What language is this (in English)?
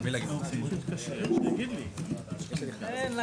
Hebrew